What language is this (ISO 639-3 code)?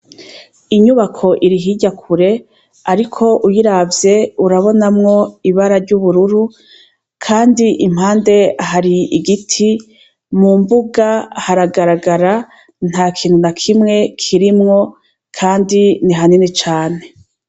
run